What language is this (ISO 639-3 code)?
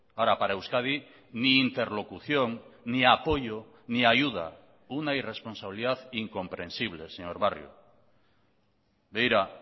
spa